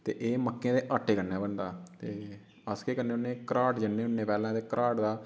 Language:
Dogri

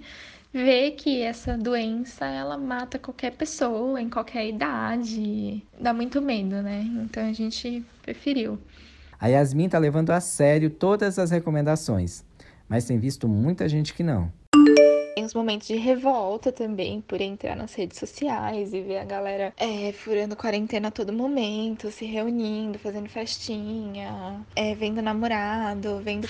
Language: Portuguese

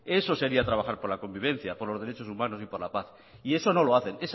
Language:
Spanish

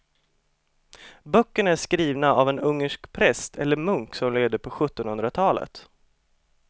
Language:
Swedish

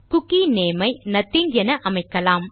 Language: Tamil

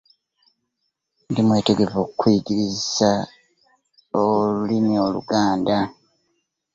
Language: Ganda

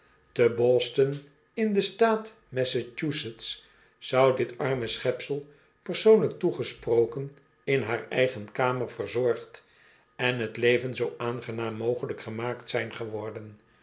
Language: Dutch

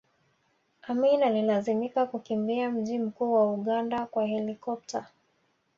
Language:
Swahili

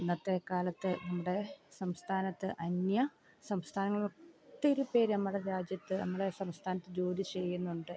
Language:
Malayalam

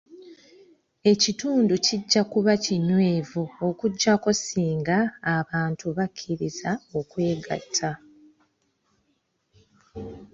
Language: Ganda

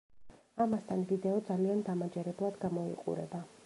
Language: Georgian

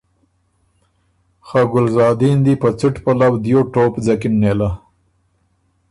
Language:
Ormuri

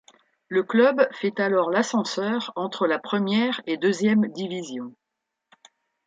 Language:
French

